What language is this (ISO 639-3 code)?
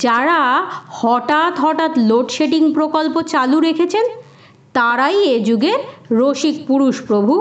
ben